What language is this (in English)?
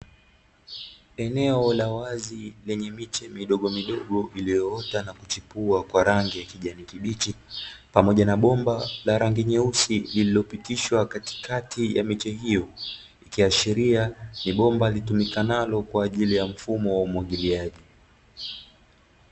Swahili